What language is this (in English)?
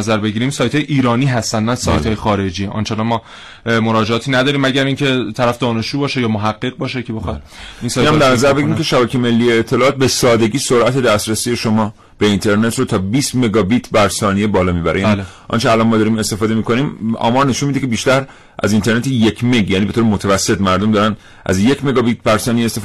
Persian